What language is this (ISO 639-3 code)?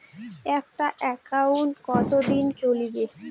ben